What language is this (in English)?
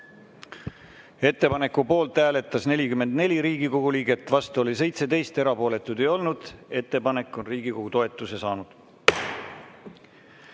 Estonian